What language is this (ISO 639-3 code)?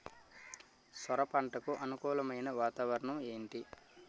tel